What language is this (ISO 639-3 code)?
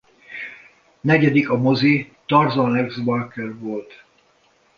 hun